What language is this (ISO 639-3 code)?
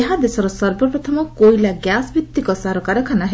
ori